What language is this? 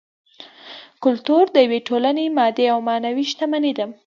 Pashto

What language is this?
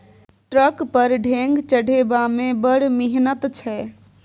Maithili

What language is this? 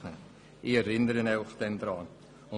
Swiss German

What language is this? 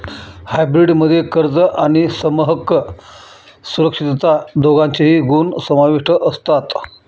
Marathi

